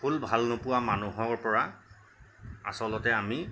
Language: Assamese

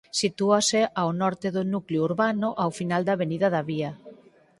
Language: Galician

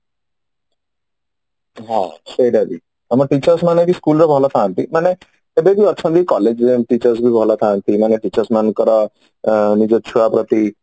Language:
Odia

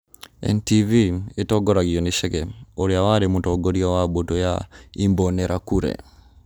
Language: Kikuyu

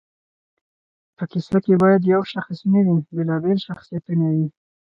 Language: Pashto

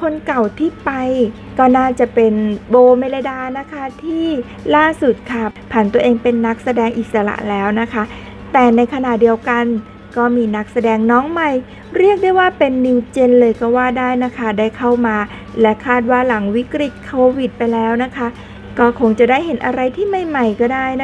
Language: Thai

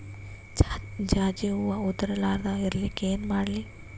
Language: Kannada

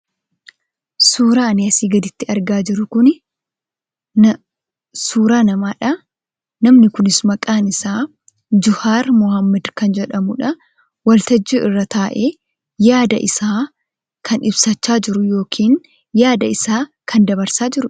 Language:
Oromo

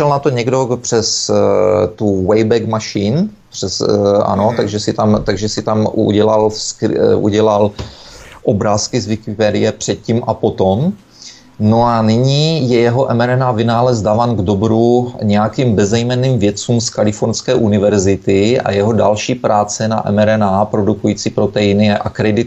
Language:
Czech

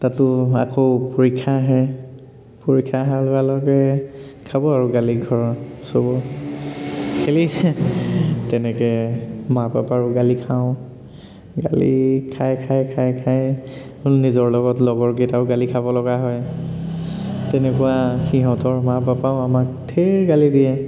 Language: Assamese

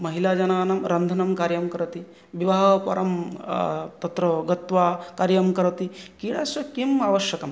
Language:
Sanskrit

